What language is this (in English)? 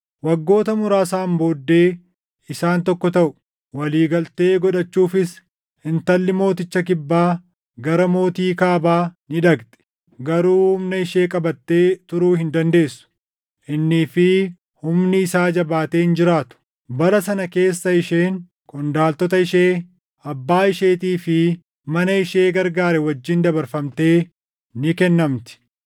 Oromo